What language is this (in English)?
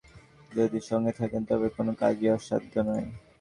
Bangla